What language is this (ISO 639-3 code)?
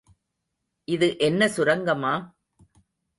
tam